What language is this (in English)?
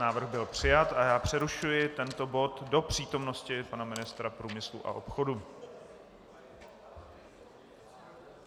Czech